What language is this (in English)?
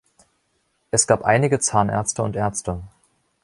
German